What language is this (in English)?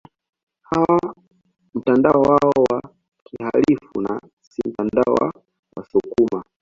Swahili